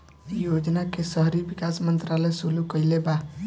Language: Bhojpuri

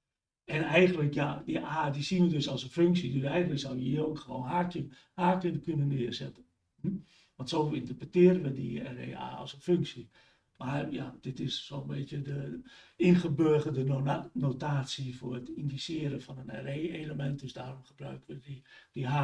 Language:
Dutch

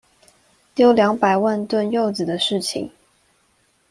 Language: Chinese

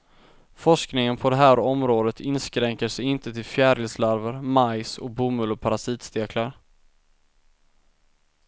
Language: Swedish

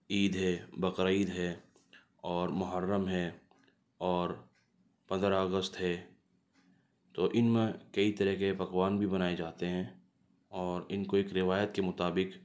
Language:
Urdu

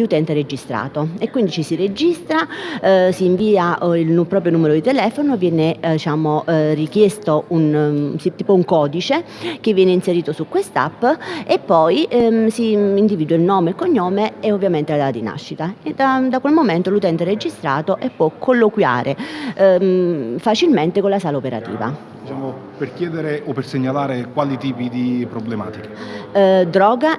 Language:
Italian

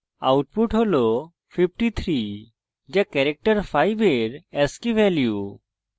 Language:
Bangla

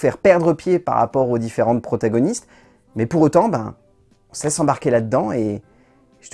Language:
French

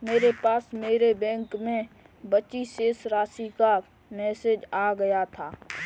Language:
Hindi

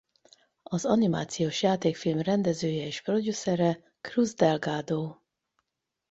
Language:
Hungarian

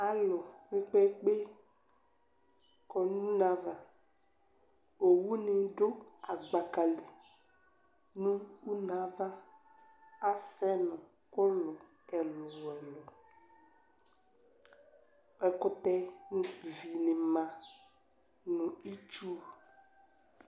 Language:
Ikposo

